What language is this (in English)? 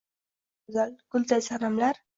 Uzbek